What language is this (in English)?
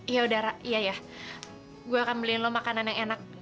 Indonesian